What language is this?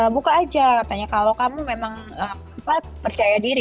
Indonesian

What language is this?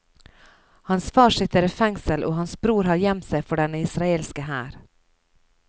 Norwegian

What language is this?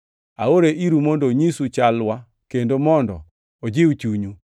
Luo (Kenya and Tanzania)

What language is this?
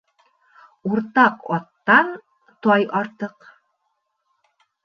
Bashkir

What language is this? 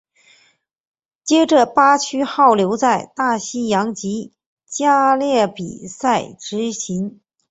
Chinese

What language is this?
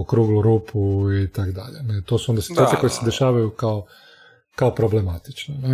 Croatian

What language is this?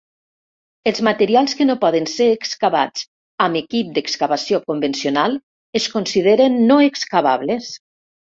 Catalan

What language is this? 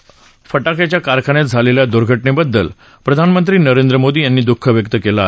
Marathi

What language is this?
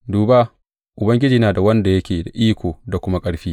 Hausa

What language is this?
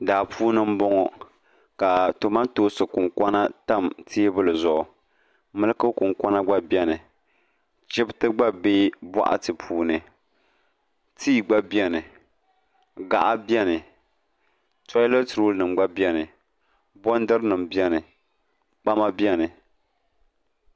Dagbani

